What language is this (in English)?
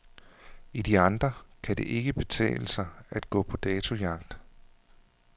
Danish